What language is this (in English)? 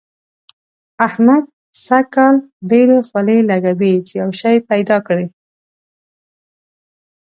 Pashto